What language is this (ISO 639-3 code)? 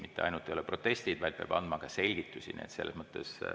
est